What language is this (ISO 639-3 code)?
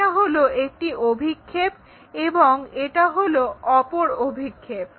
ben